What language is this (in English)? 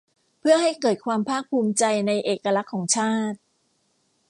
Thai